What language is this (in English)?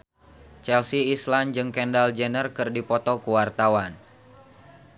Sundanese